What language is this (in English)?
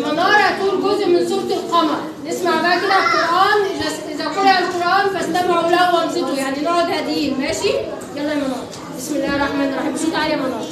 Arabic